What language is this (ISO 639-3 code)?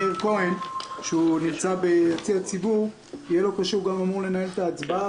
heb